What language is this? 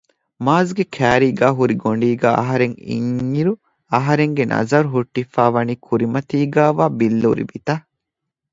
Divehi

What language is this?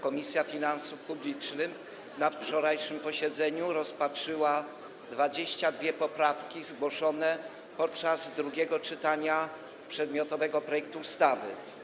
Polish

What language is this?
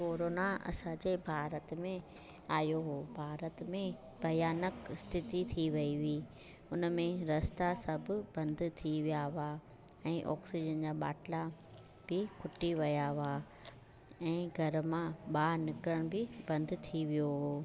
Sindhi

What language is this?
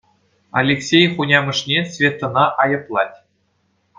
Chuvash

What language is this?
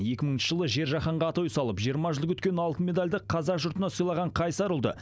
Kazakh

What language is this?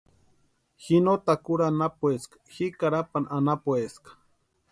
Western Highland Purepecha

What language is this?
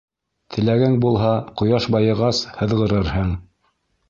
Bashkir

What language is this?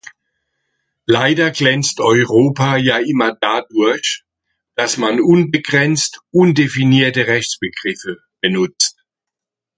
German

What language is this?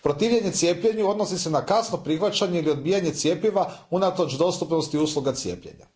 Croatian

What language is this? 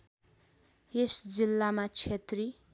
Nepali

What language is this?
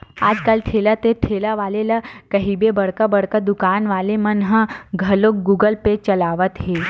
Chhattisgarhi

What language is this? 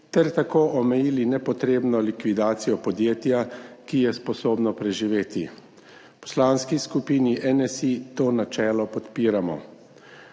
Slovenian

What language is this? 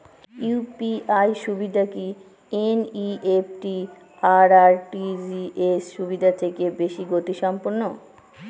Bangla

